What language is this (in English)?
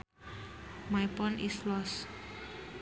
Sundanese